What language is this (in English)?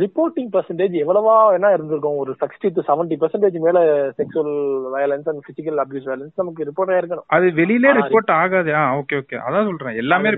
Tamil